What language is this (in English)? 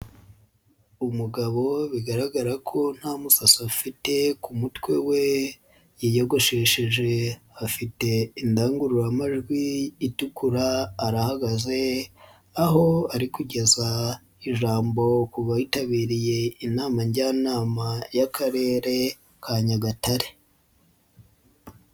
Kinyarwanda